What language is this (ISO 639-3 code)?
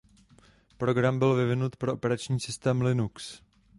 ces